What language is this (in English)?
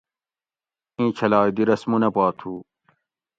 Gawri